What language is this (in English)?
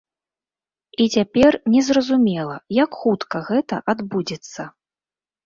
Belarusian